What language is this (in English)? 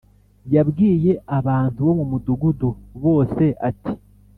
Kinyarwanda